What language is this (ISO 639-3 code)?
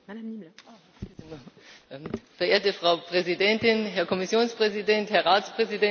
deu